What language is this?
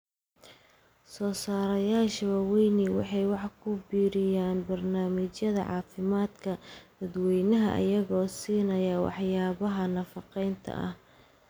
Somali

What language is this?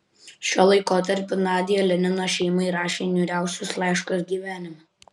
Lithuanian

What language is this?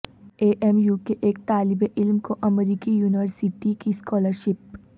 Urdu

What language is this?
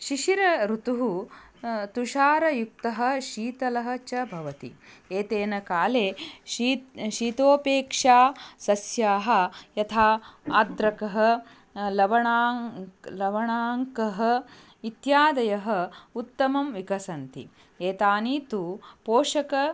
Sanskrit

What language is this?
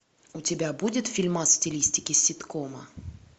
Russian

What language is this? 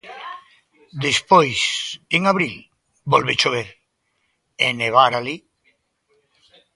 Galician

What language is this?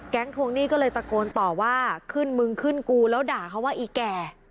Thai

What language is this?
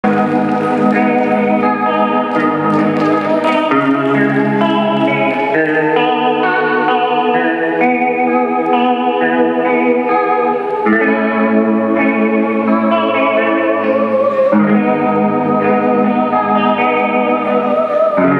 Greek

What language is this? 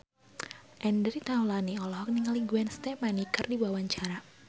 Sundanese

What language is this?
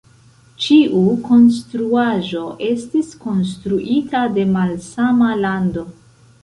Esperanto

